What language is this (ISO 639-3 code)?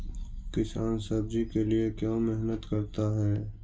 mag